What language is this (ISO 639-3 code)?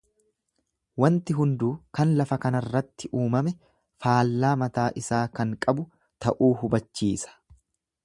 orm